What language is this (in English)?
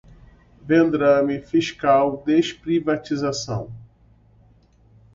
Portuguese